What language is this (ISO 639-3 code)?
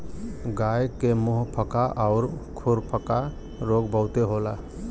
bho